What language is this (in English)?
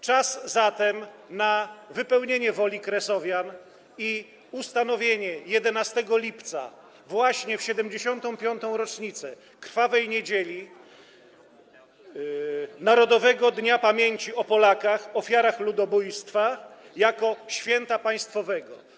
Polish